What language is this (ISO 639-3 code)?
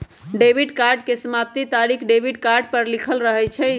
mag